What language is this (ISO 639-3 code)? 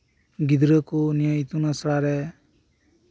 sat